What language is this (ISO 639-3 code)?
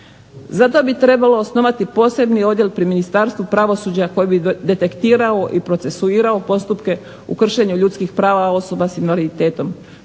hrv